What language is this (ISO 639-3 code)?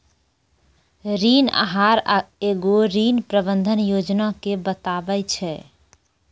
mai